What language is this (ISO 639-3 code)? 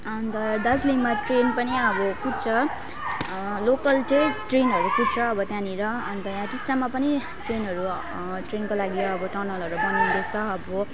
nep